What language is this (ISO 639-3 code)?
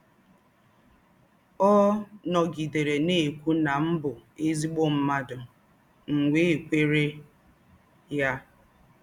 ibo